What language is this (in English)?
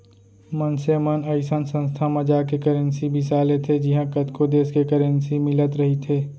Chhattisgarhi